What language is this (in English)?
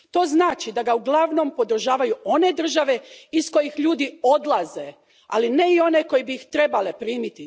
Croatian